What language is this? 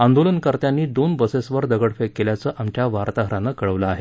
Marathi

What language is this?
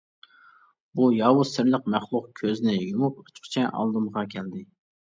Uyghur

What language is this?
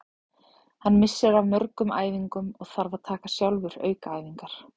Icelandic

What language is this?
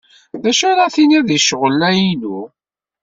Kabyle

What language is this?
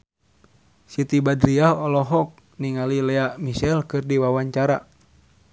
Sundanese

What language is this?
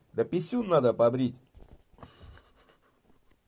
Russian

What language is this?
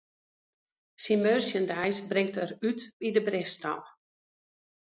Western Frisian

